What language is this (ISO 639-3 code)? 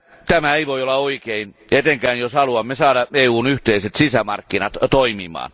fin